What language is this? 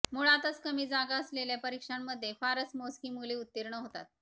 Marathi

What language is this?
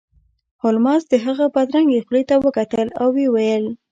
Pashto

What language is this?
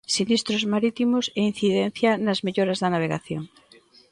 Galician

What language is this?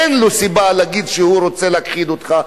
Hebrew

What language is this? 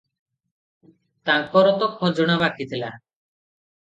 Odia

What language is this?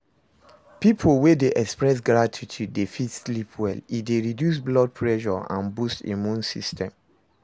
Nigerian Pidgin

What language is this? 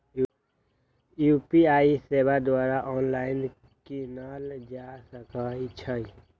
Magahi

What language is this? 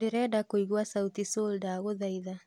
Kikuyu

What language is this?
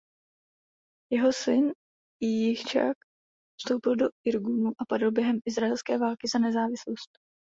Czech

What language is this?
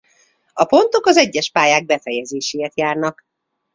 Hungarian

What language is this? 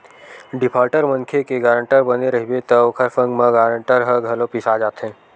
Chhattisgarhi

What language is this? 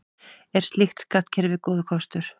Icelandic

